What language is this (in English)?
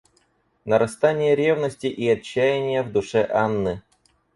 Russian